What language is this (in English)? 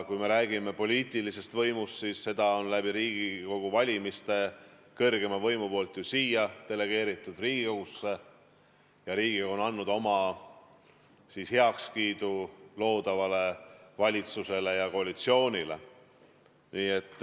Estonian